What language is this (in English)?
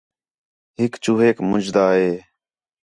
Khetrani